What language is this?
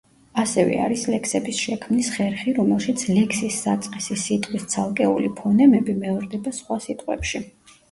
Georgian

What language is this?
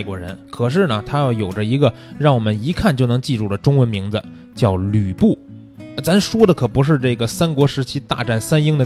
Chinese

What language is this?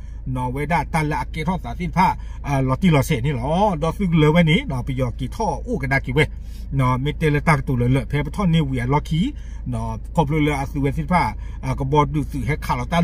Thai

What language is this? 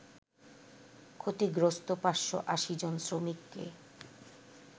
Bangla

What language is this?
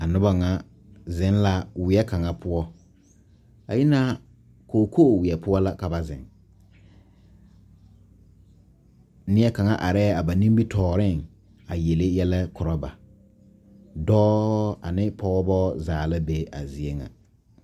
Southern Dagaare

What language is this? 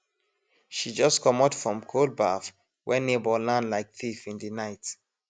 Nigerian Pidgin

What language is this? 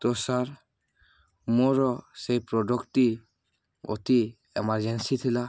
Odia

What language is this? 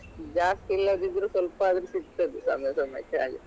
Kannada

